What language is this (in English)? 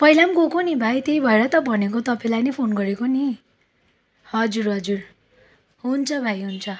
Nepali